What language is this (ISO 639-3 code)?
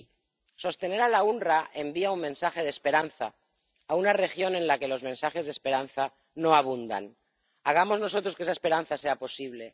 spa